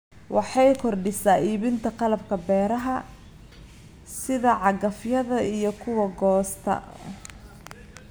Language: Somali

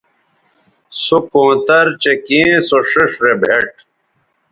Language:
Bateri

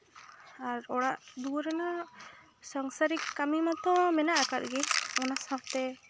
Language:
Santali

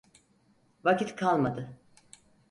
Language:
Turkish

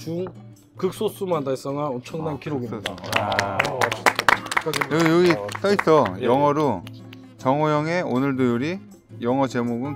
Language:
Korean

